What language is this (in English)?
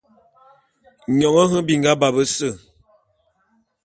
Bulu